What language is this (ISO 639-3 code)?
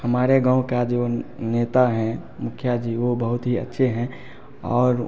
hin